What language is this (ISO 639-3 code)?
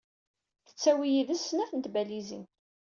kab